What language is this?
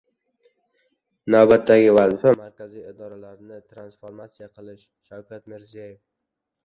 Uzbek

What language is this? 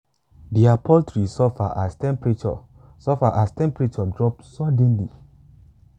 Nigerian Pidgin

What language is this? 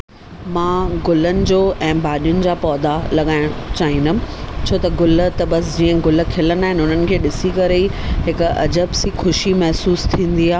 Sindhi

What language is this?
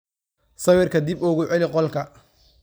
Somali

